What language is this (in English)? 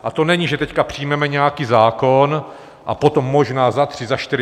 Czech